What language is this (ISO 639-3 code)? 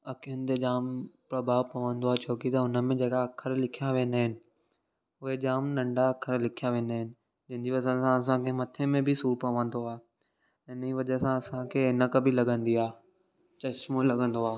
snd